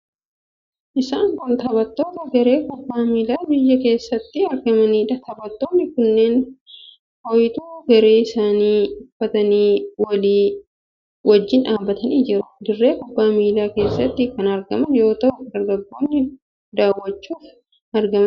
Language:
Oromo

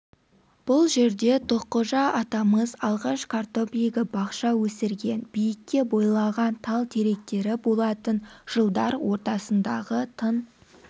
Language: Kazakh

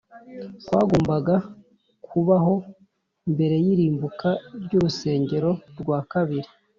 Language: Kinyarwanda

